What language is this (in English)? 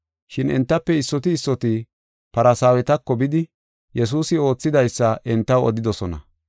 Gofa